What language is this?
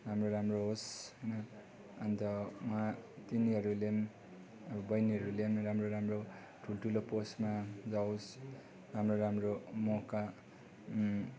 Nepali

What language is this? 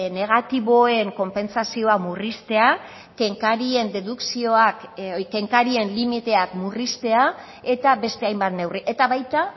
Basque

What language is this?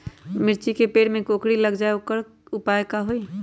Magahi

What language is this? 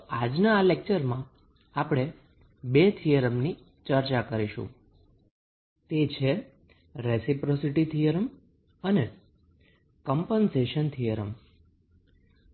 Gujarati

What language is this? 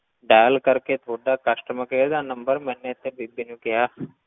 Punjabi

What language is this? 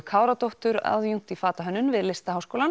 Icelandic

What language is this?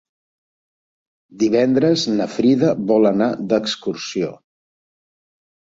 Catalan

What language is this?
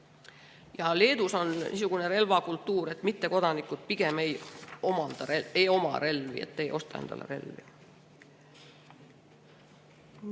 Estonian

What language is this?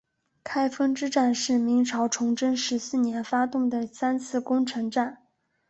Chinese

